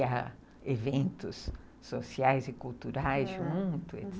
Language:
Portuguese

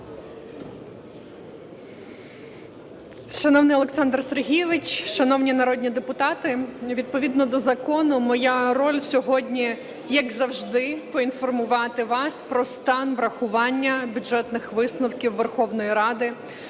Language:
Ukrainian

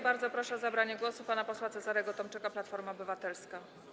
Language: Polish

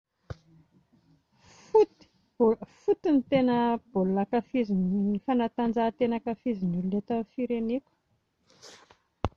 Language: Malagasy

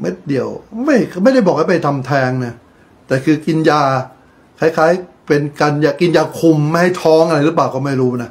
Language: Thai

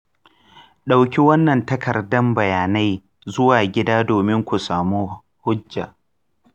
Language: Hausa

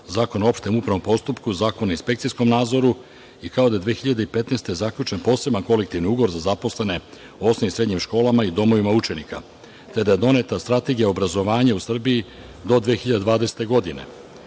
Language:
Serbian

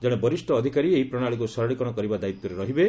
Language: Odia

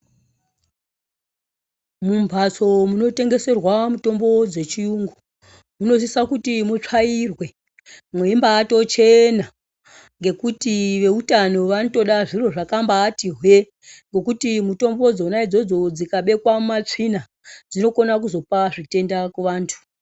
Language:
Ndau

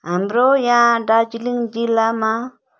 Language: Nepali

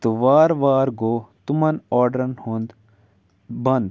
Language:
Kashmiri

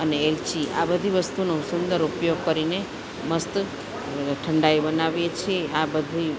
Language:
Gujarati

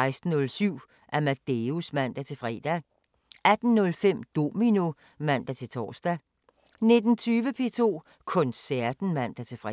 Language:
Danish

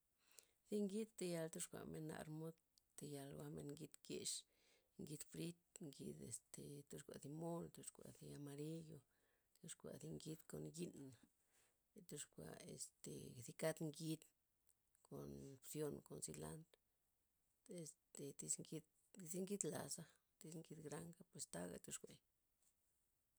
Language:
Loxicha Zapotec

